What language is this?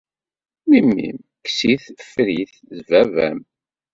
Kabyle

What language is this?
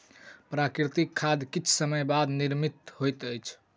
Maithili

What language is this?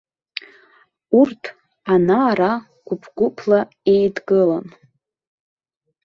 Abkhazian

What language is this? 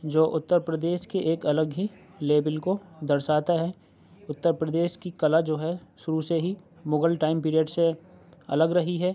Urdu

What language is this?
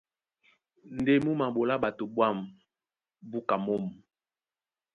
Duala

